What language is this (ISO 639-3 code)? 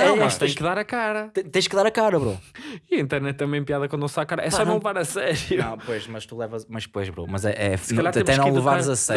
por